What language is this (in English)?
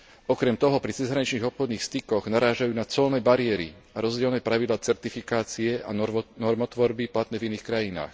Slovak